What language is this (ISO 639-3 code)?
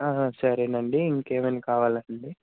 tel